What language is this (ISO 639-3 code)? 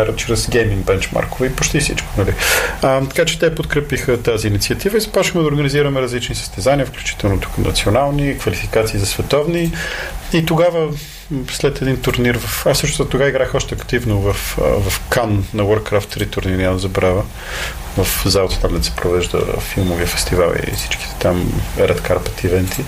bul